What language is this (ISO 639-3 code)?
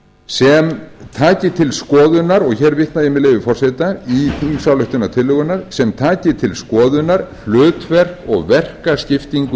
isl